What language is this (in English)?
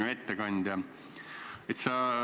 Estonian